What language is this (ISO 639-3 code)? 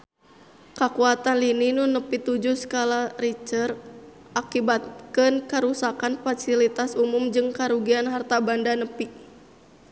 sun